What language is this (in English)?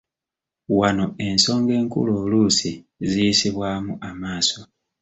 Ganda